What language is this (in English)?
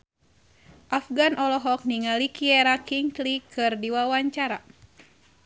Sundanese